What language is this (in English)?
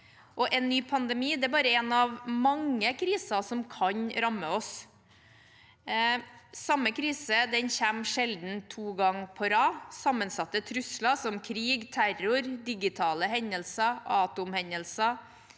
Norwegian